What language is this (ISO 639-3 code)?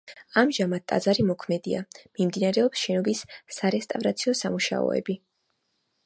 kat